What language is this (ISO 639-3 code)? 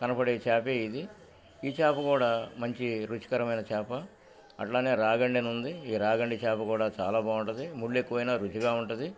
tel